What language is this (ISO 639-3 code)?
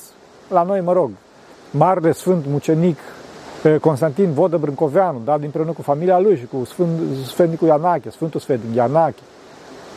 ron